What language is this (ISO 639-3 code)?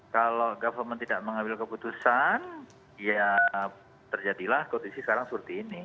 ind